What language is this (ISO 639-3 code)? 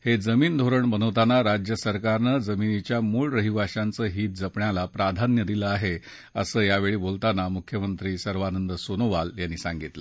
mar